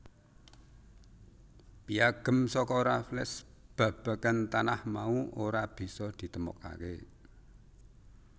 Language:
Javanese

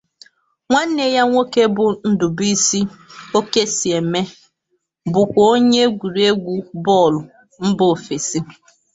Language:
Igbo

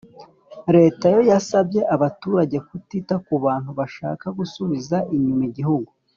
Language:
Kinyarwanda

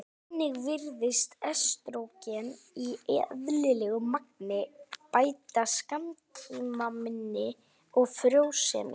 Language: Icelandic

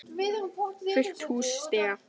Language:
Icelandic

